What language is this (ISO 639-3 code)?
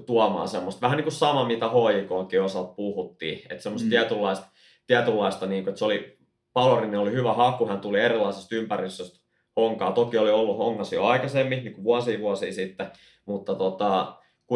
fin